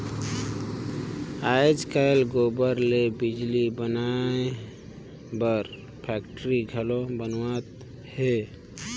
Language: Chhattisgarhi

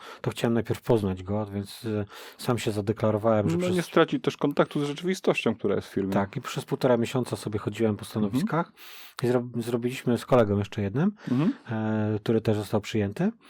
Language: Polish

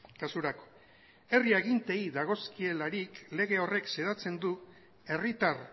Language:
Basque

